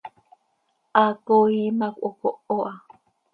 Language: Seri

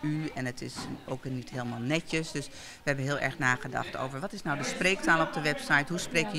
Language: Dutch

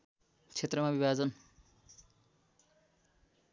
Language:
Nepali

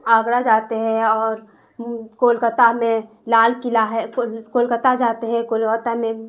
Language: Urdu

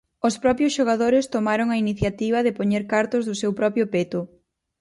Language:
Galician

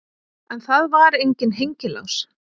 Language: Icelandic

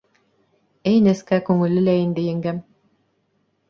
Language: Bashkir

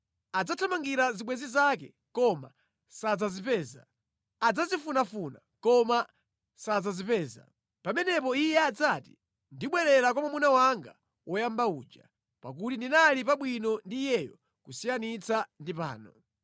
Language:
Nyanja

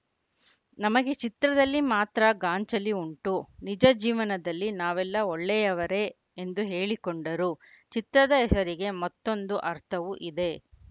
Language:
Kannada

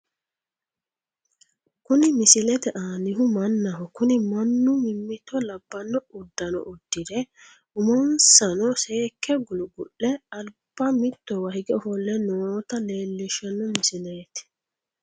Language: Sidamo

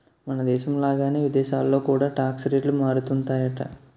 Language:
Telugu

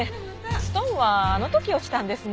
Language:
Japanese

